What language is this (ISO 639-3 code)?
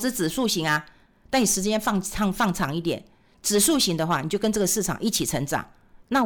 zho